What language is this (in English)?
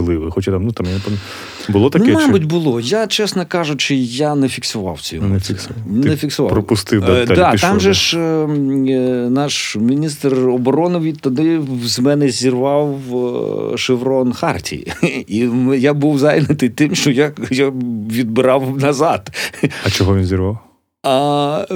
Ukrainian